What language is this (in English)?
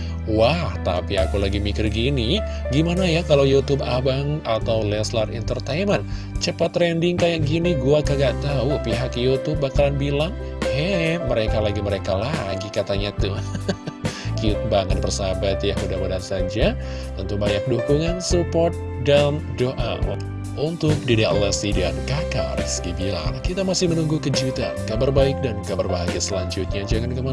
Indonesian